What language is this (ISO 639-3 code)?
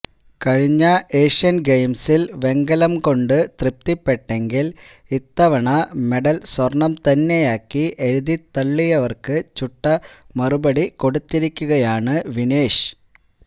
mal